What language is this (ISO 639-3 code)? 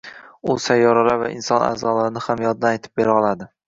uzb